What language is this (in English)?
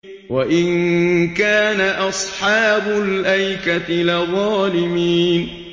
Arabic